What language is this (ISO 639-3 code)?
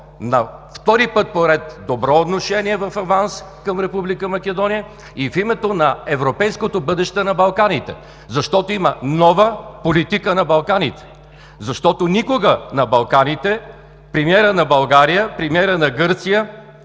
bul